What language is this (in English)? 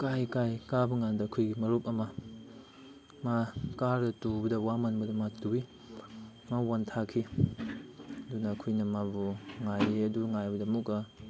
Manipuri